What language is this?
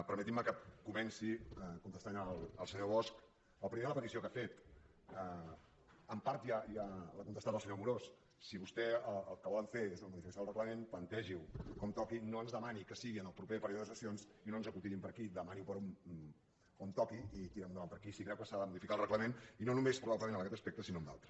Catalan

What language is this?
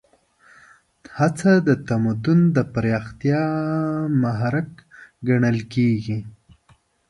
Pashto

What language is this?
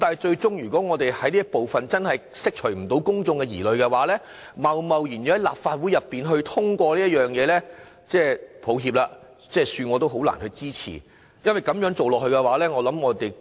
Cantonese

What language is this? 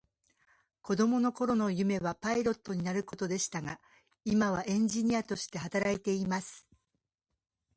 Japanese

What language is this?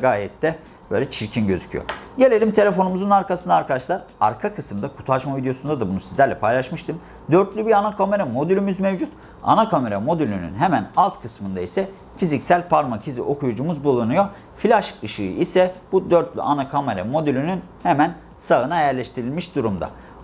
Turkish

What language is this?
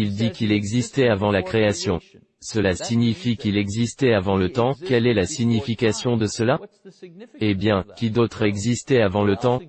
French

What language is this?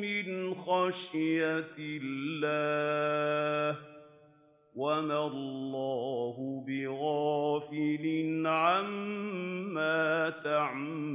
Arabic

